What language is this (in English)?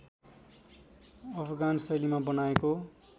Nepali